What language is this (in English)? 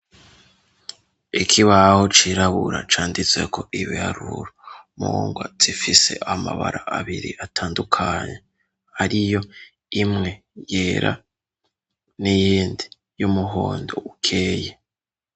Rundi